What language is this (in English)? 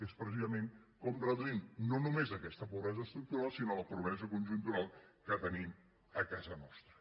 Catalan